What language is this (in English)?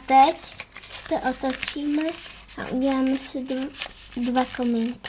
Czech